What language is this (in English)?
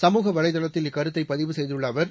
Tamil